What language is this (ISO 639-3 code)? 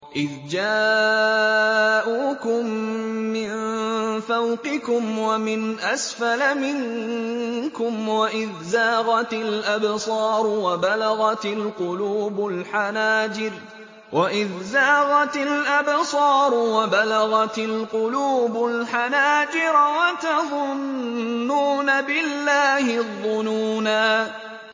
ara